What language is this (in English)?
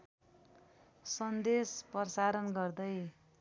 Nepali